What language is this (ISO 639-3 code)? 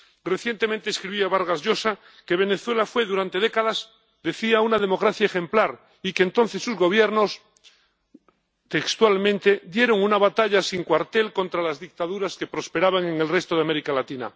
spa